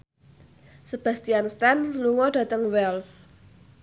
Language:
Javanese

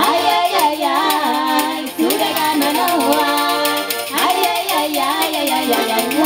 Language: Polish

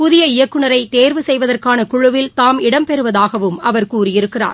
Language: Tamil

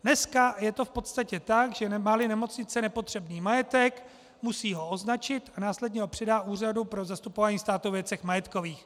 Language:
Czech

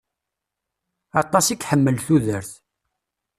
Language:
Kabyle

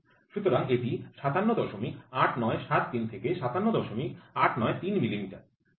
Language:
Bangla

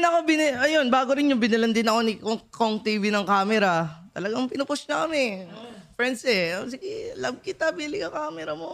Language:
Filipino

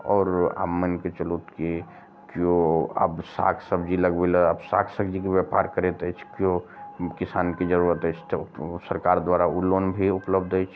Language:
Maithili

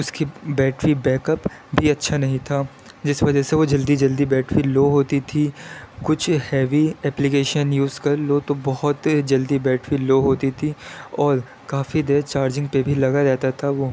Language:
Urdu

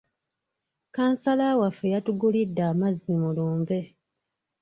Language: Ganda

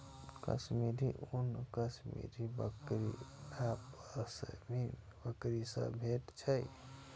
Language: Maithili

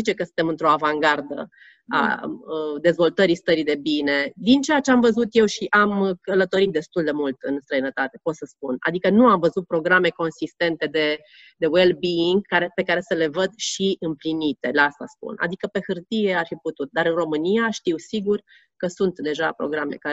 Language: Romanian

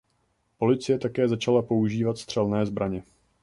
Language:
Czech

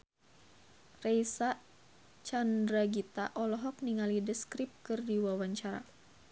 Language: Sundanese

